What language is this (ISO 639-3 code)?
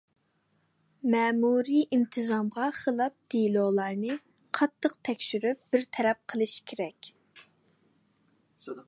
uig